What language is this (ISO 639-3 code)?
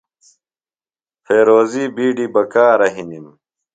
phl